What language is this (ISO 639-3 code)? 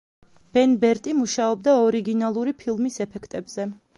kat